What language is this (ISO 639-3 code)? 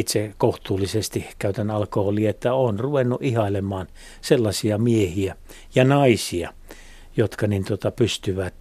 fin